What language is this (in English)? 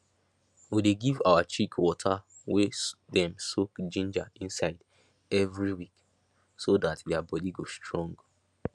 Nigerian Pidgin